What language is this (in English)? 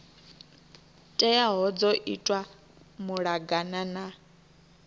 Venda